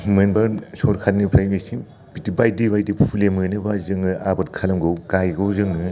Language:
Bodo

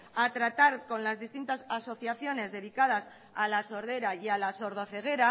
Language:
Spanish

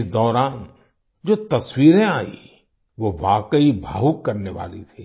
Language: Hindi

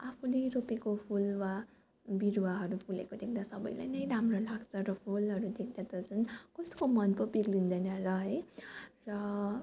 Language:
Nepali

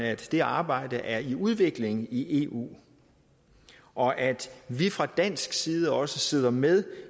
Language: Danish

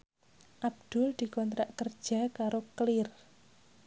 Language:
Javanese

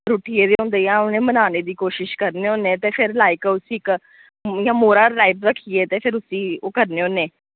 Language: Dogri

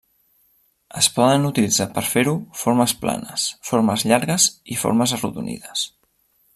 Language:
Catalan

